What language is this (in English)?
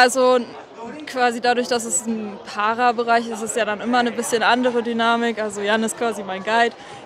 German